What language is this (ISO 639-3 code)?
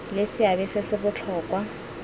tsn